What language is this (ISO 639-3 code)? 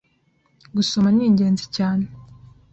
kin